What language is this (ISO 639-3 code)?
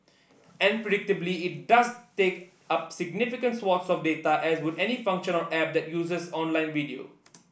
eng